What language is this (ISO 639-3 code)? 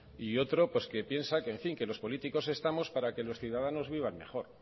spa